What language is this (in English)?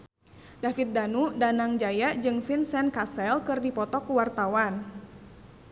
Sundanese